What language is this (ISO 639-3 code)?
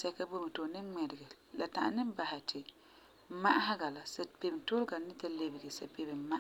gur